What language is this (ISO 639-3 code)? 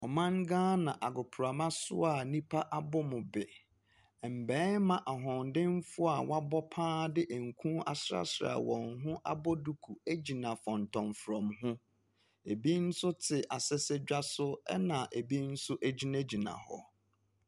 aka